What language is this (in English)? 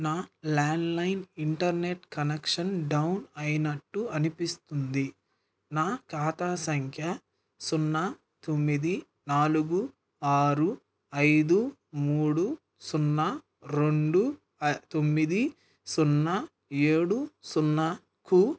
Telugu